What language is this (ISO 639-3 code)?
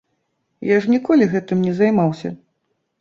bel